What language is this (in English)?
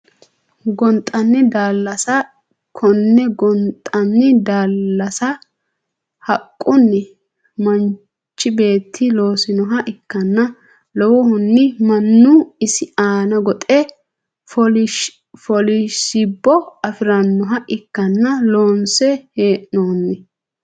Sidamo